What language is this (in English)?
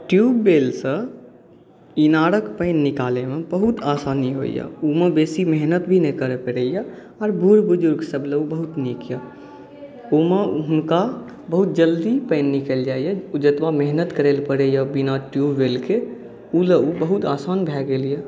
Maithili